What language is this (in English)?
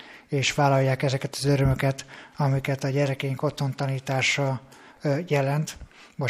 Hungarian